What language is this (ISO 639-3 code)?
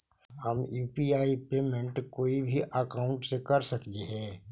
mag